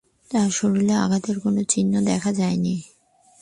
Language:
Bangla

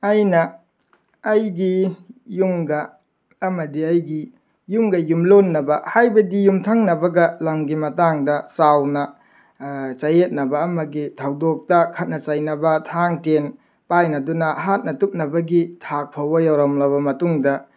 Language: Manipuri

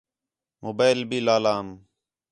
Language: Khetrani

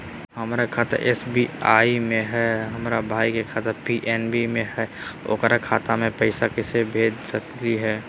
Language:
Magahi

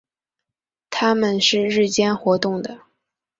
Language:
Chinese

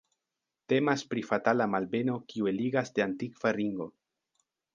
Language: Esperanto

